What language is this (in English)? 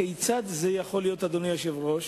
Hebrew